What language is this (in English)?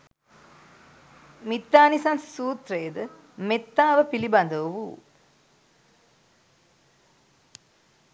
Sinhala